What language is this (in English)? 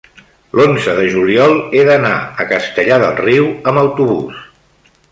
Catalan